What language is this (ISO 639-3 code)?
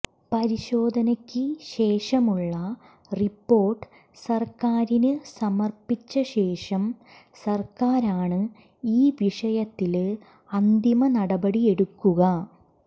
mal